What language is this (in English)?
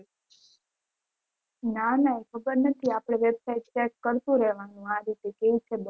Gujarati